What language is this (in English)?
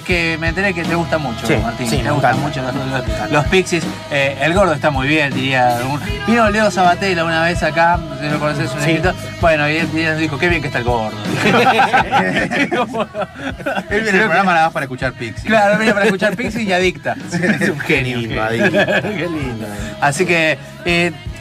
Spanish